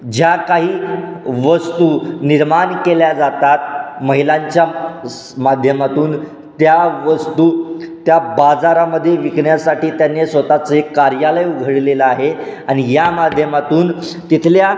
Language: Marathi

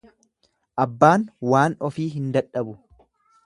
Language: Oromo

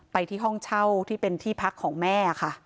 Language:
Thai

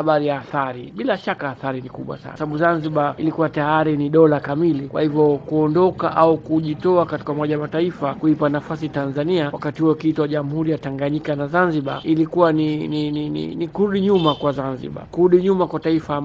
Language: Swahili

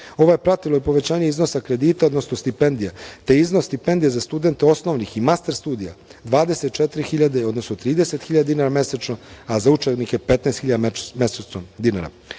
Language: Serbian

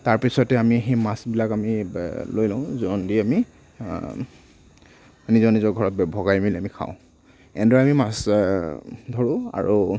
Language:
Assamese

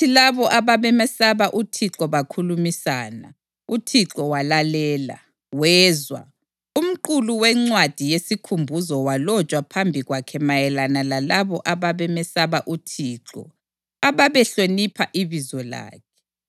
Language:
North Ndebele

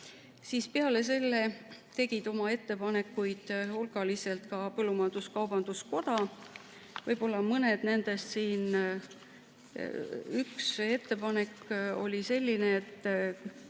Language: Estonian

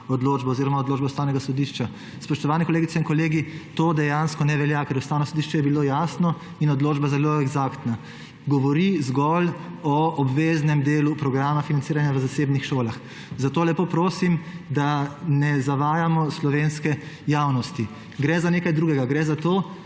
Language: Slovenian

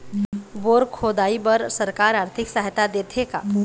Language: Chhattisgarhi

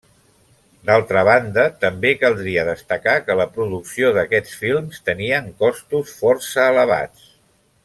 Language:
Catalan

